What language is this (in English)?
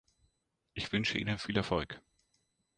German